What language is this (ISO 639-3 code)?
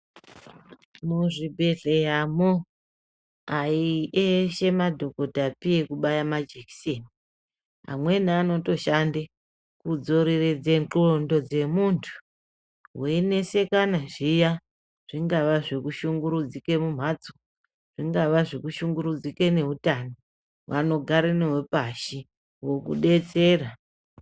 ndc